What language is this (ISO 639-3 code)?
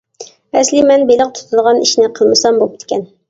uig